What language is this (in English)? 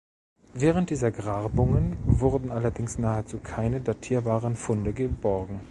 German